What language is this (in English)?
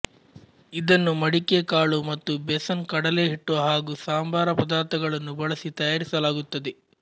Kannada